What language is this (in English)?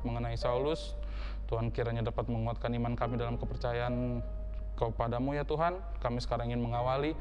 Indonesian